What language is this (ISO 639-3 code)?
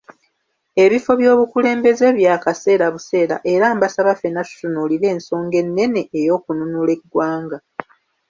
lug